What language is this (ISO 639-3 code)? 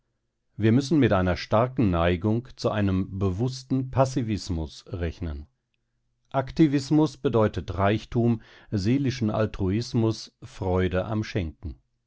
deu